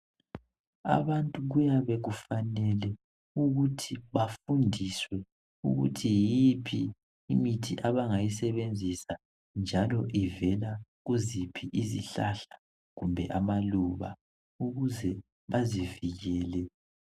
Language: North Ndebele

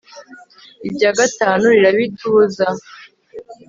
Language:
Kinyarwanda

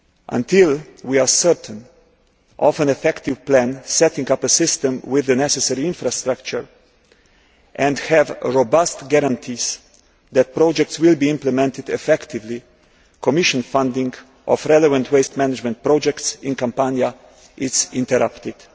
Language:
English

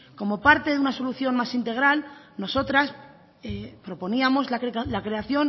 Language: Spanish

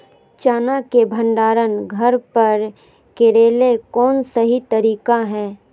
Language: Magahi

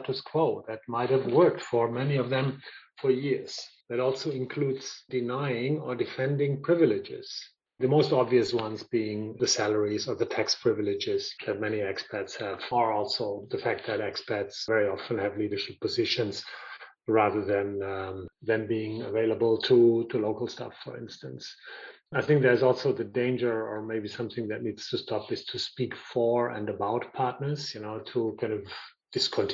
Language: English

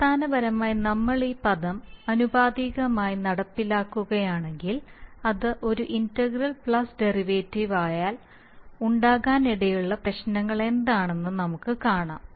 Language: Malayalam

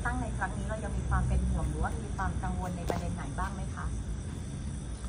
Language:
Thai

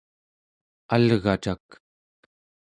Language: Central Yupik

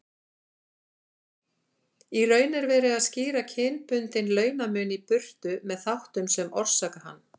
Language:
Icelandic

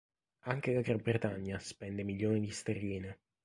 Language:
Italian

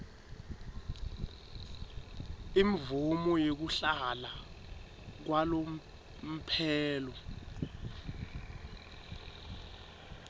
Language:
Swati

